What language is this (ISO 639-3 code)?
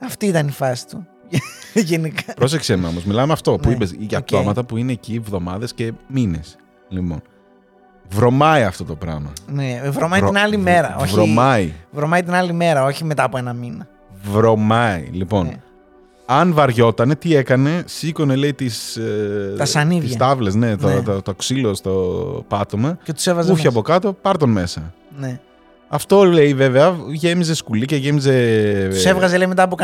ell